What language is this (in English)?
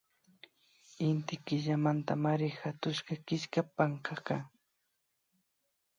Imbabura Highland Quichua